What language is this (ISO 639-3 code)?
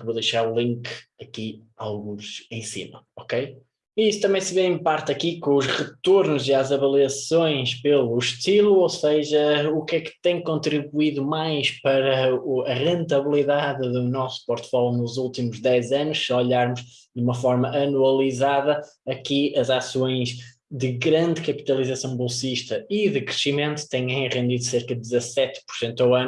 por